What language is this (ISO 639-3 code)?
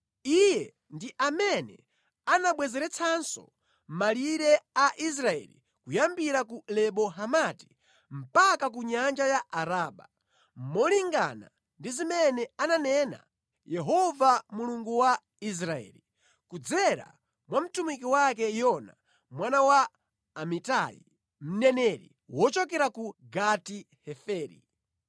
nya